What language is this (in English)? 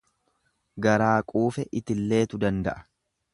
Oromo